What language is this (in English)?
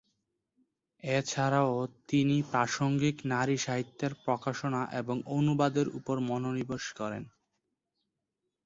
Bangla